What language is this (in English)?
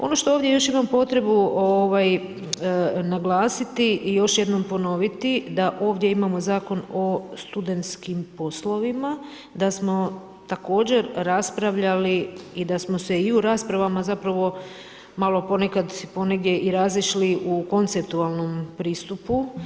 Croatian